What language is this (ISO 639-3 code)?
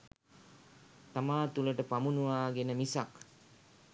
sin